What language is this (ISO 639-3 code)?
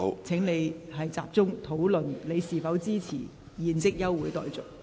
yue